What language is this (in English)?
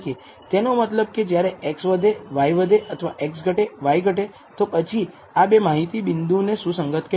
Gujarati